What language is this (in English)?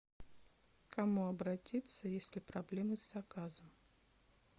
Russian